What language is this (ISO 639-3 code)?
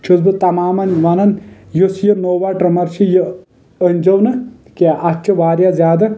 kas